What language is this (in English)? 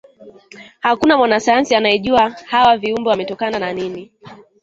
Swahili